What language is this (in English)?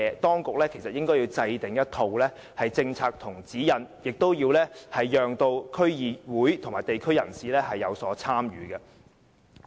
Cantonese